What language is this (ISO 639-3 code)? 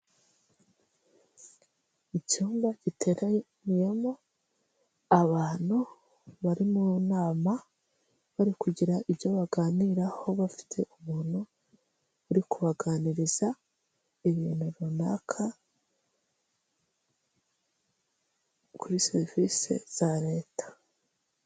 kin